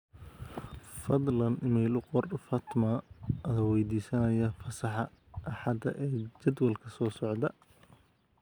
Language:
Somali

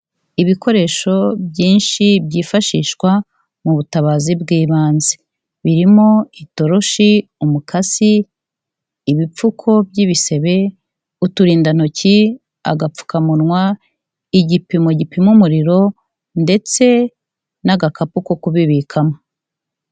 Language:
Kinyarwanda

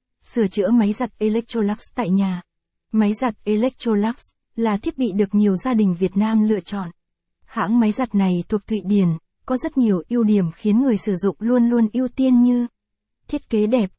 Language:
Vietnamese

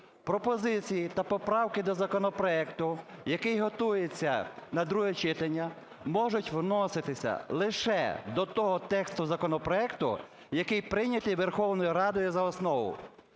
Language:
Ukrainian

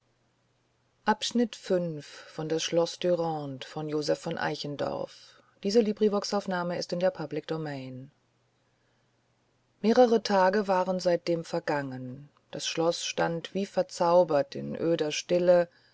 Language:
German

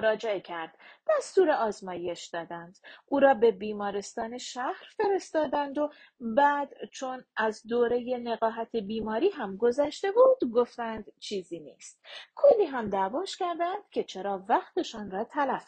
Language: Persian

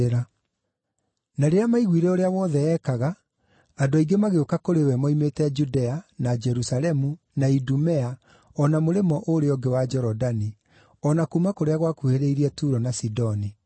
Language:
Kikuyu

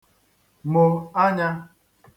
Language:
Igbo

